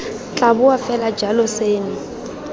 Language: Tswana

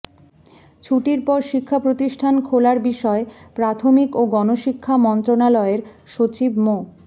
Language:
Bangla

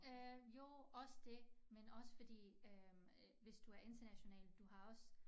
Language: Danish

